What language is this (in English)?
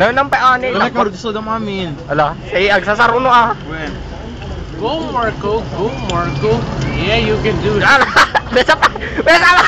Filipino